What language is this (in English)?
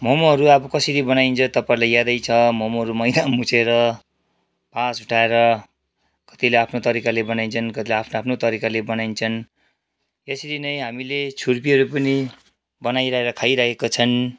Nepali